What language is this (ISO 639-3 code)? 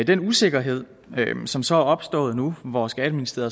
dan